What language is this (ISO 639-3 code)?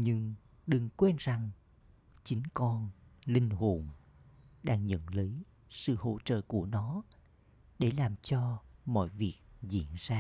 vie